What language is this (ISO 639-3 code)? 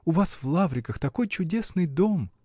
rus